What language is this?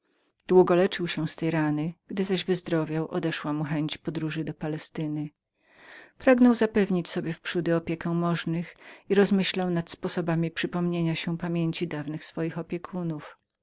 Polish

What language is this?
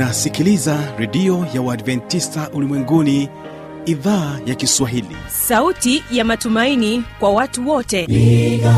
Swahili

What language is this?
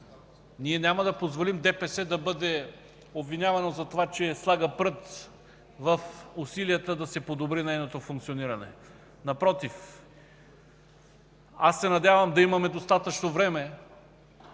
Bulgarian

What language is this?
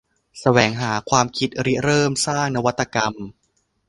Thai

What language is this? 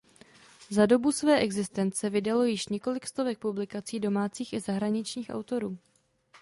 Czech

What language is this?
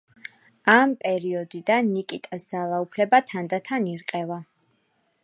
Georgian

